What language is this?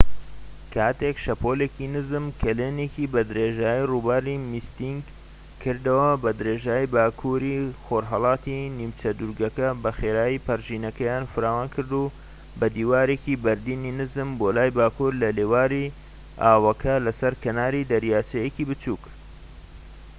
Central Kurdish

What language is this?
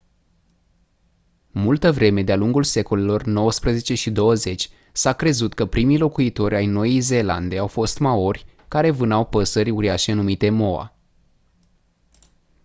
Romanian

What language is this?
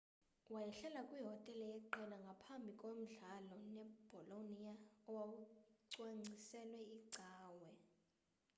Xhosa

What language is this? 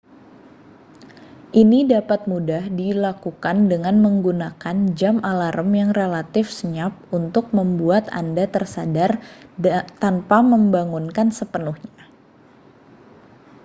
Indonesian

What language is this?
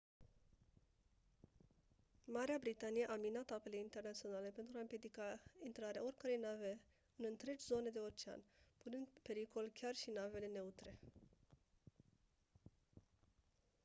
Romanian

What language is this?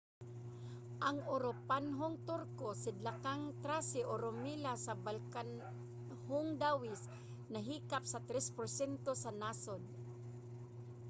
Cebuano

